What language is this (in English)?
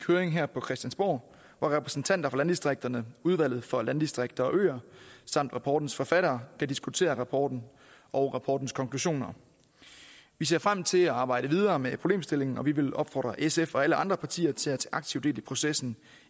Danish